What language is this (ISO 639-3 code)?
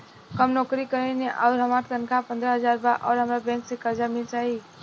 bho